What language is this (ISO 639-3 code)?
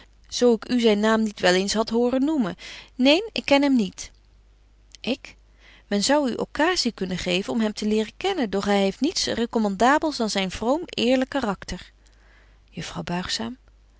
nld